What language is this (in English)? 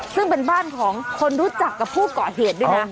Thai